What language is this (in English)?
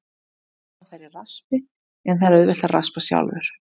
Icelandic